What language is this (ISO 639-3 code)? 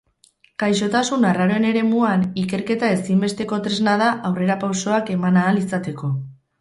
eus